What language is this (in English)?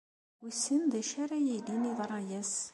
Kabyle